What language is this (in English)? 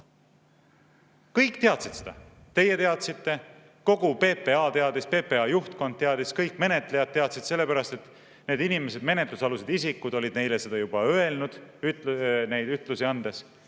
Estonian